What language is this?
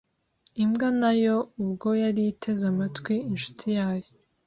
Kinyarwanda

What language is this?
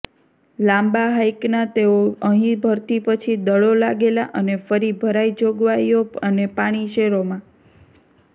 Gujarati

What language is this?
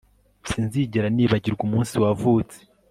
Kinyarwanda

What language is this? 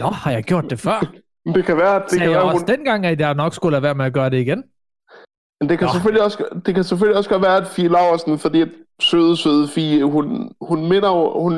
Danish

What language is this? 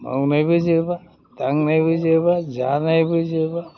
Bodo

